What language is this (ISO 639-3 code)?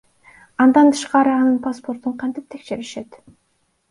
kir